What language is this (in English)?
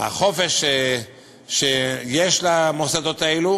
Hebrew